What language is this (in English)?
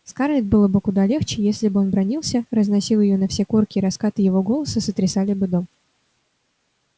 Russian